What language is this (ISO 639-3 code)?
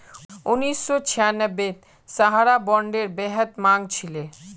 mag